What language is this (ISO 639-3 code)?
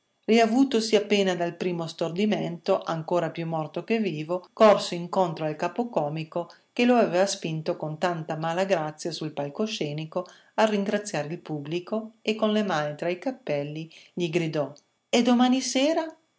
ita